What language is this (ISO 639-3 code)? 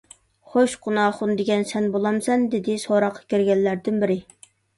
uig